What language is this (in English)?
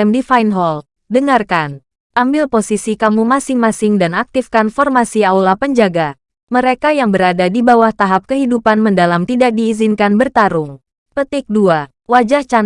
Indonesian